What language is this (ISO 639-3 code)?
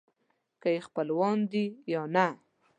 pus